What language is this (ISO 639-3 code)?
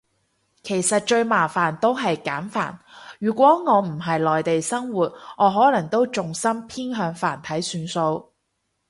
yue